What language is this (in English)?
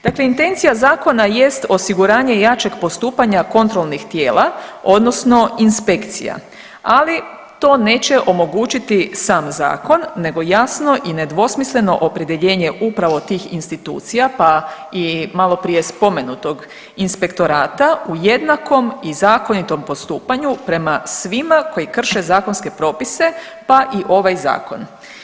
Croatian